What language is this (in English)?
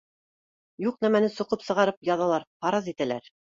Bashkir